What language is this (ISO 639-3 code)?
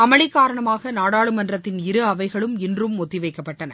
tam